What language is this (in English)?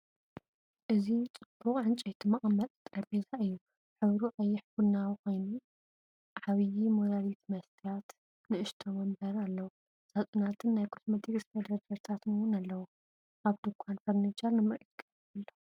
Tigrinya